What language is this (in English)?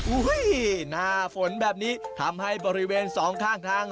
Thai